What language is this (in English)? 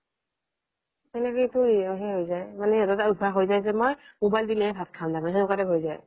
Assamese